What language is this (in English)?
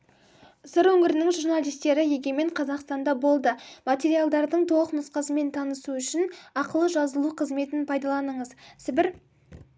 Kazakh